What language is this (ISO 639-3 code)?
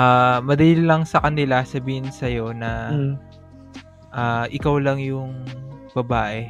fil